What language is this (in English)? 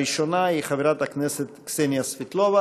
Hebrew